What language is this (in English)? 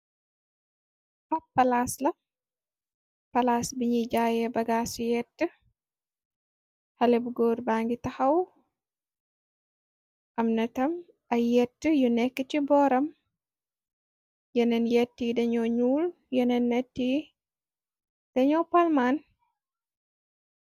Wolof